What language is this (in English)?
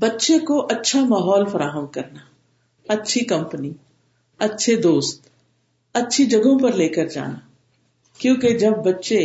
Urdu